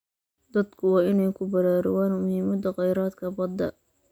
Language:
Somali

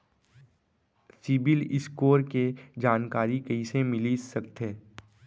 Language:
Chhattisgarhi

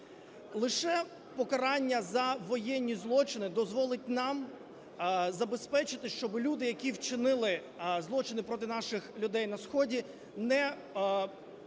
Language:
Ukrainian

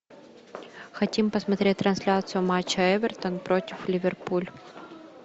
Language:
Russian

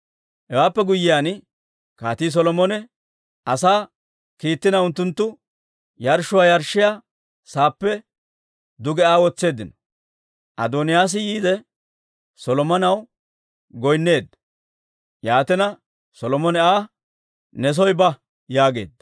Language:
Dawro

